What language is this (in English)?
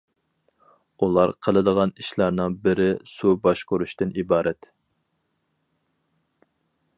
Uyghur